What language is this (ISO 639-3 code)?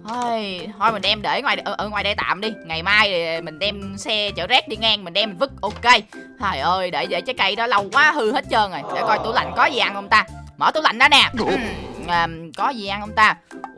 vie